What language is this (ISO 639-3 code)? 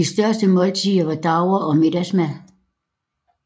dan